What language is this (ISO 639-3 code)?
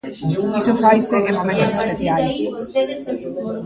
glg